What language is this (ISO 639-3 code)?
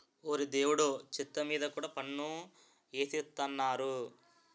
tel